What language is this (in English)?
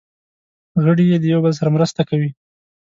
Pashto